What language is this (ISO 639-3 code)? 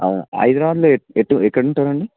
tel